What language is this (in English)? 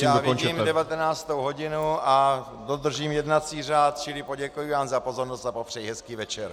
Czech